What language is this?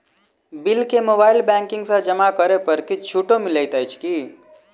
Maithili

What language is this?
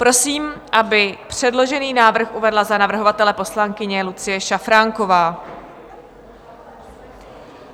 Czech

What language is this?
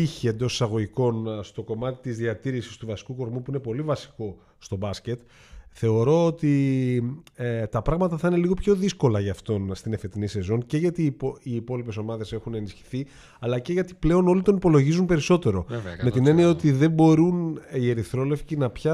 Greek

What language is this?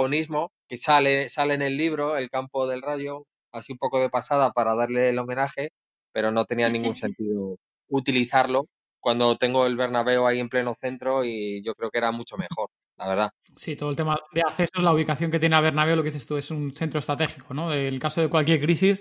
Spanish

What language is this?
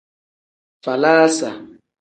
Tem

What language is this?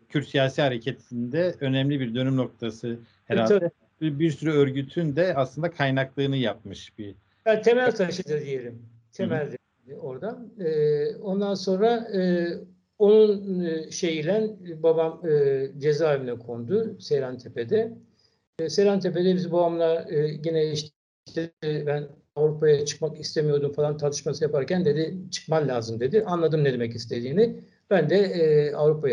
Turkish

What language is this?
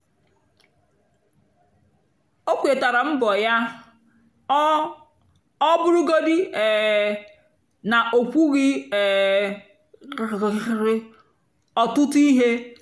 Igbo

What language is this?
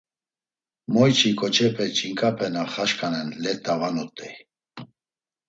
Laz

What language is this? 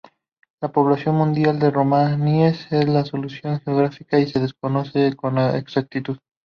Spanish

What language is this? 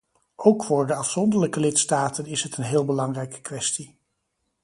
Dutch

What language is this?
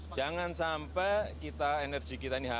Indonesian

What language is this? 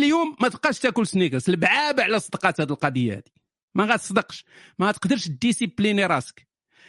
Arabic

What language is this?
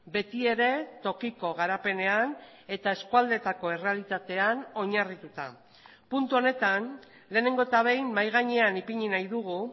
Basque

